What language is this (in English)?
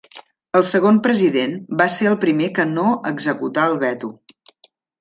Catalan